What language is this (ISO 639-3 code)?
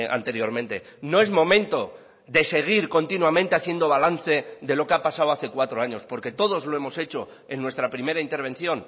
spa